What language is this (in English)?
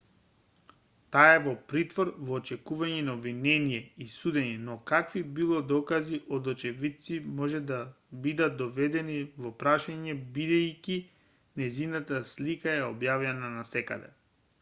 Macedonian